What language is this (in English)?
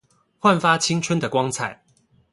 Chinese